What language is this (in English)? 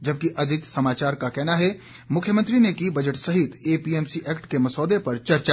Hindi